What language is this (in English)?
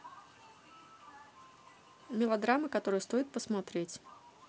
Russian